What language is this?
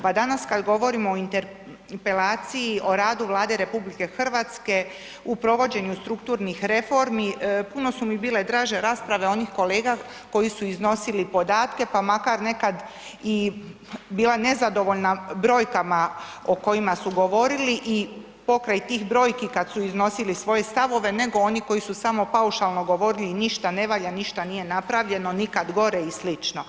Croatian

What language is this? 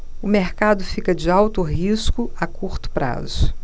Portuguese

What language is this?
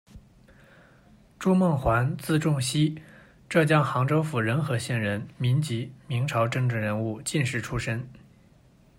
Chinese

